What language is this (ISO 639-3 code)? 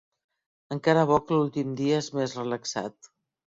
cat